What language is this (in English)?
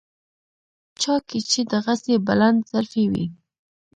Pashto